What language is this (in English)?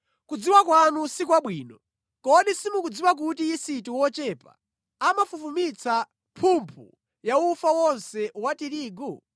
Nyanja